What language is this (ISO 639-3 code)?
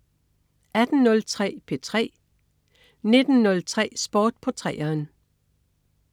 dan